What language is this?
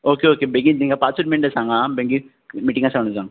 Konkani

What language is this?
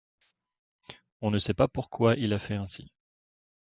French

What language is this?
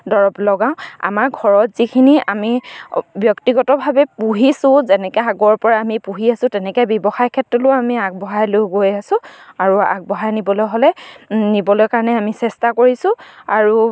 Assamese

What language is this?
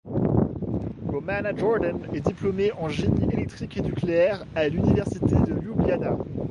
French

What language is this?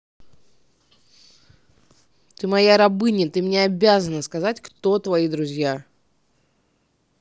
Russian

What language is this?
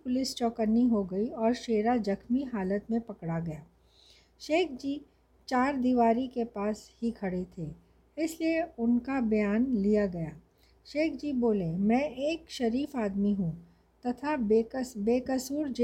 Hindi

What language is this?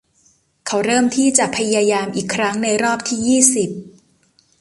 Thai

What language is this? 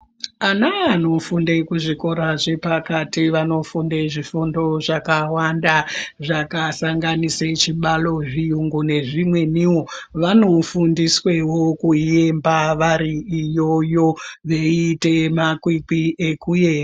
Ndau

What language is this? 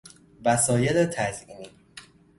Persian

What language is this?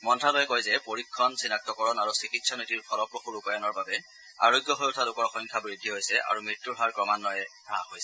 Assamese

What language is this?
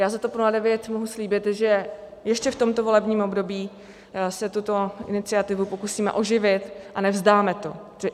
Czech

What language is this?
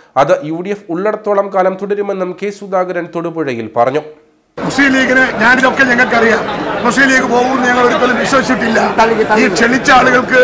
Arabic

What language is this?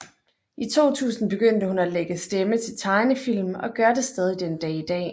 Danish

